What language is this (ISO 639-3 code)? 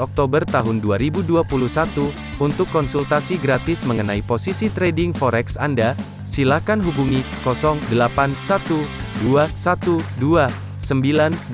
ind